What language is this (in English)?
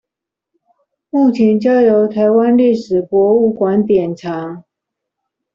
Chinese